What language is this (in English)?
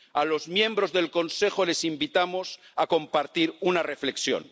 Spanish